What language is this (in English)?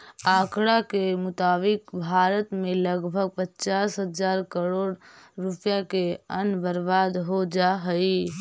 Magahi